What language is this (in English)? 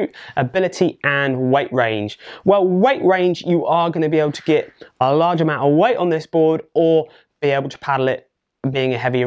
English